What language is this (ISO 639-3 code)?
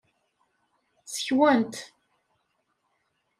kab